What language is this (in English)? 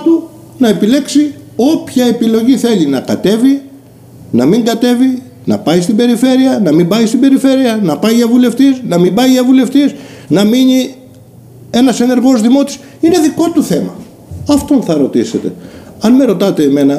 Greek